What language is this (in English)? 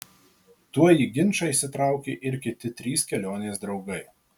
Lithuanian